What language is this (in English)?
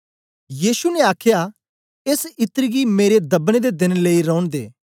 Dogri